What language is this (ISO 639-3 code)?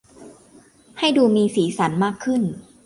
tha